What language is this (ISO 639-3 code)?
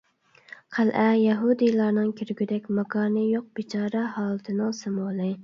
uig